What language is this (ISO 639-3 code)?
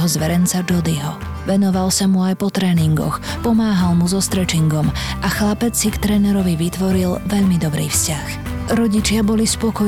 slk